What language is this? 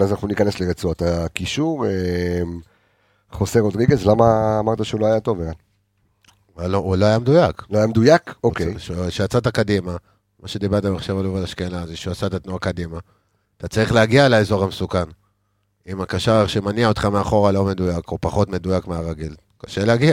Hebrew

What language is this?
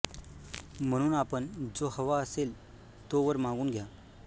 Marathi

